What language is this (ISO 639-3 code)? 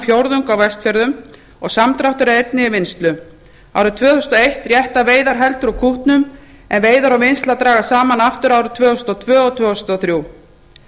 isl